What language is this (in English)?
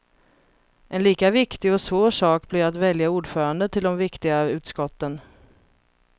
Swedish